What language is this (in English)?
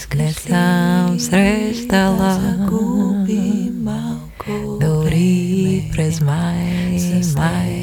Bulgarian